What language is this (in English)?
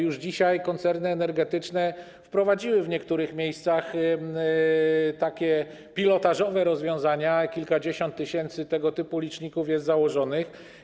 Polish